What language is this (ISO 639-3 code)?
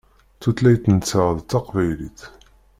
kab